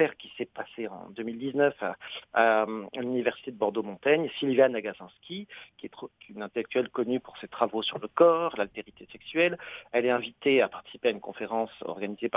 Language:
French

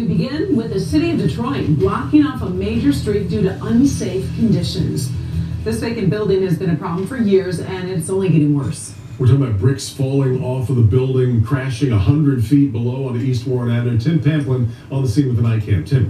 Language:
English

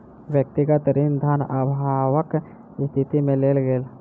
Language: Maithili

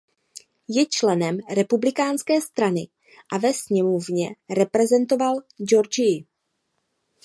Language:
Czech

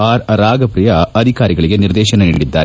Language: Kannada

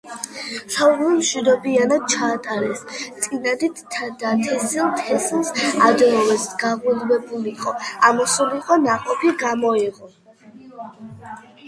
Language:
Georgian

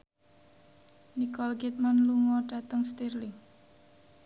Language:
Javanese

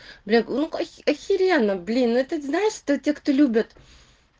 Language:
Russian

